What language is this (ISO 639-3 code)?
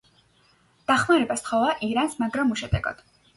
kat